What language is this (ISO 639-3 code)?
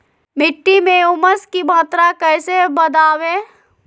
mag